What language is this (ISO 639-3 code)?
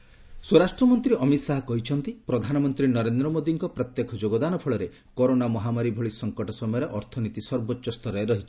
ori